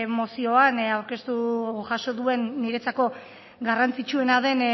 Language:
Basque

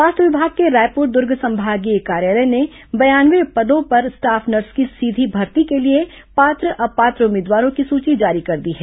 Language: Hindi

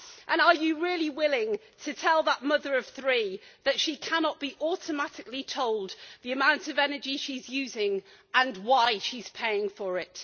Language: English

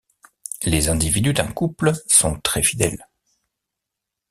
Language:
French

